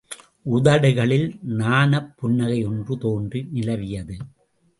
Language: Tamil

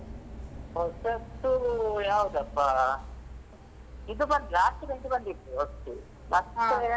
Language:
Kannada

